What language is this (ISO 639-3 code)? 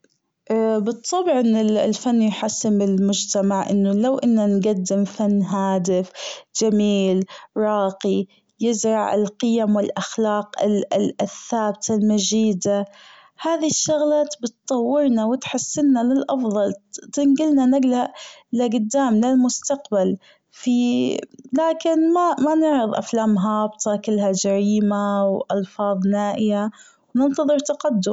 afb